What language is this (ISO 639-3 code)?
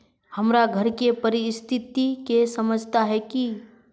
mag